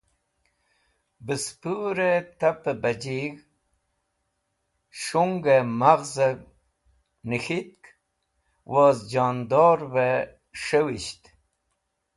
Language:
Wakhi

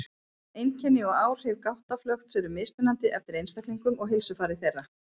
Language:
Icelandic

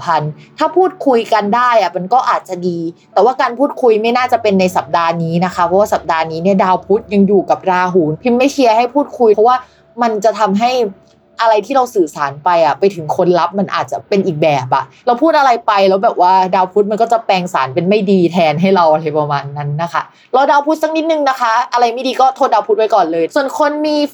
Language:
Thai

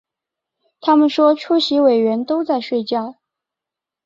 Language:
Chinese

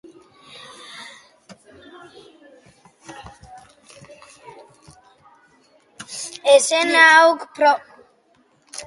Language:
Basque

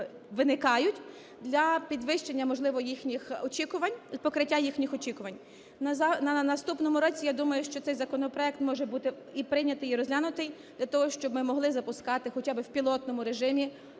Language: Ukrainian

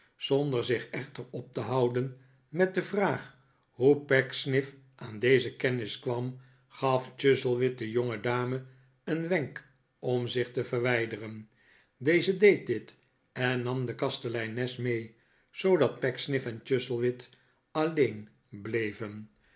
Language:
Dutch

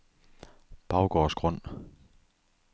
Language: Danish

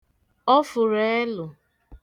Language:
Igbo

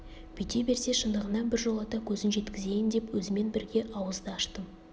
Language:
Kazakh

